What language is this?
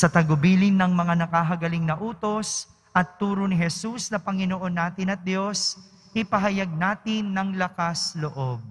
Filipino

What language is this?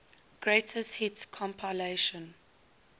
English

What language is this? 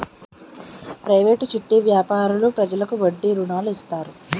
Telugu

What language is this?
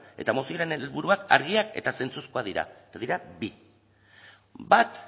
Basque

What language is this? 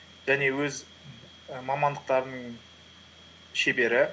Kazakh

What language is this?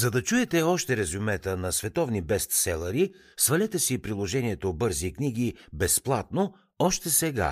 Bulgarian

